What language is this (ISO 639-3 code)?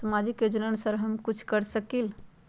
mag